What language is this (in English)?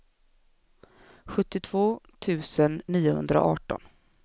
Swedish